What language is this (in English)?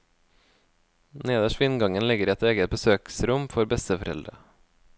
Norwegian